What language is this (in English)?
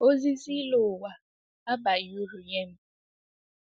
Igbo